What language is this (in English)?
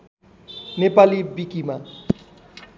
Nepali